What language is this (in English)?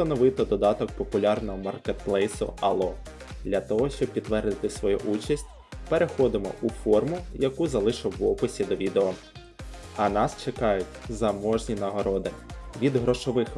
Ukrainian